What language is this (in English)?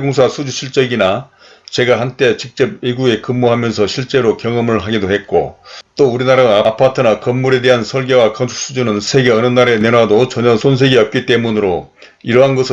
Korean